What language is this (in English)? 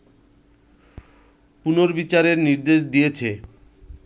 Bangla